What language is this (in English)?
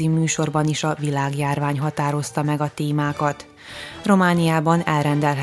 Hungarian